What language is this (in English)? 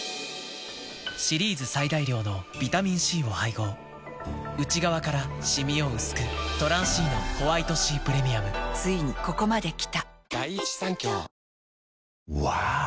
Japanese